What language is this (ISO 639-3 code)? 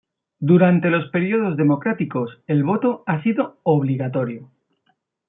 spa